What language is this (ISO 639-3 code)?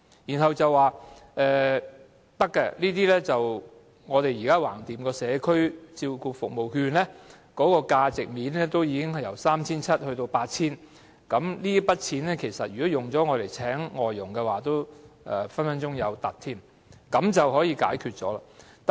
yue